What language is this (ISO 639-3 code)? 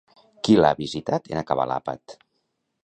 cat